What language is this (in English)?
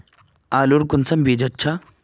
Magahi